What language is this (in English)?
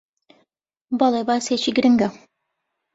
Central Kurdish